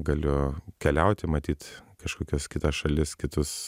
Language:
Lithuanian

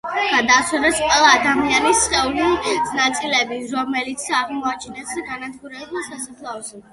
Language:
Georgian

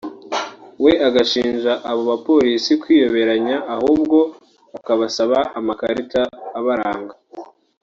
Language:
Kinyarwanda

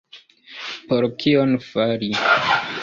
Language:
Esperanto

